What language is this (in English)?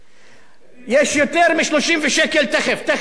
Hebrew